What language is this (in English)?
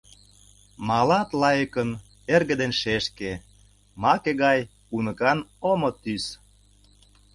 Mari